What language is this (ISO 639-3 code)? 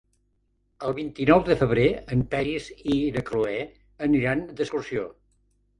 cat